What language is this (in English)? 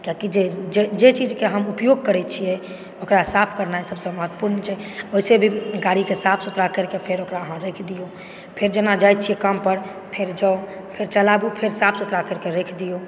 Maithili